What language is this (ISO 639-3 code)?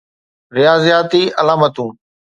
snd